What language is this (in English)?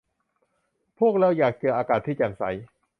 Thai